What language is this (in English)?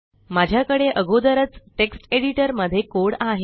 Marathi